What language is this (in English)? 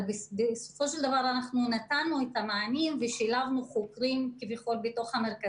Hebrew